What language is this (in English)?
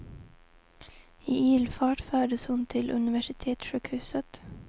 Swedish